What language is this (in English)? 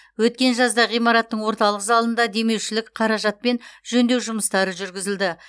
Kazakh